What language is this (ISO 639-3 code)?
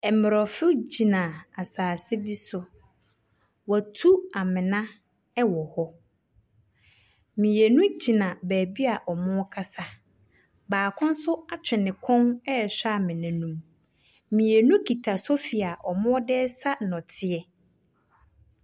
aka